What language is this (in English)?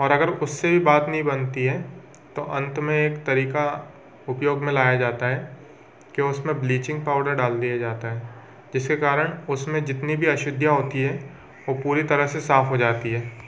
Hindi